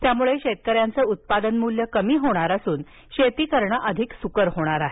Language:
Marathi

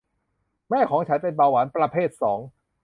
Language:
Thai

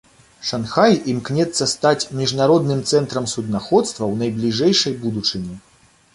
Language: Belarusian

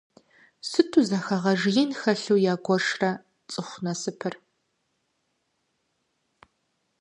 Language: Kabardian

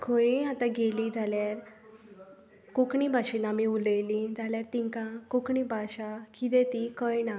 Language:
Konkani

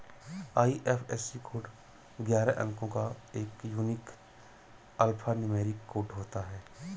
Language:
Hindi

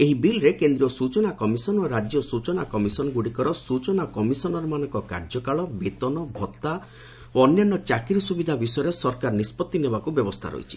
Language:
Odia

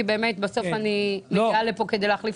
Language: Hebrew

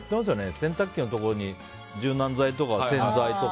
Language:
Japanese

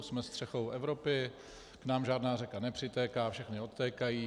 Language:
Czech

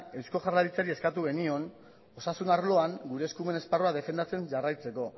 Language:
Basque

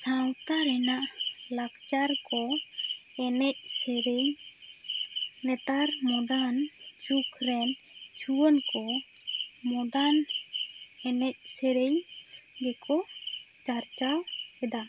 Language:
Santali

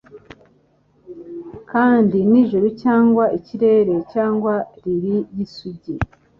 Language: Kinyarwanda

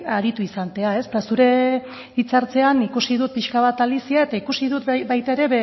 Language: Basque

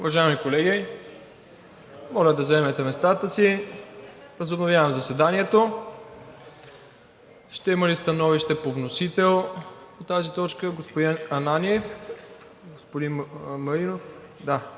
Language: Bulgarian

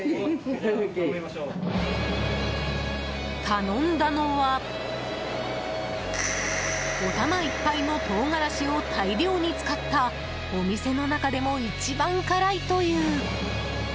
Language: Japanese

